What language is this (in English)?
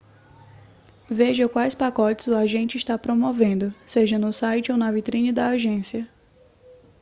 Portuguese